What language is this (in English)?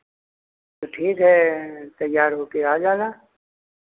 Hindi